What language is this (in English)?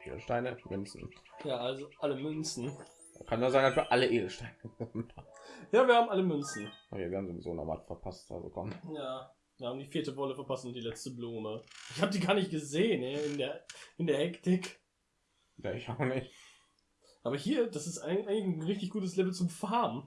German